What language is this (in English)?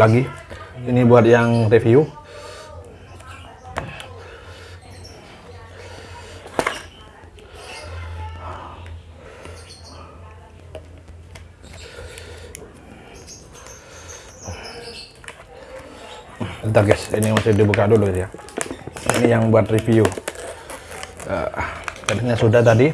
Indonesian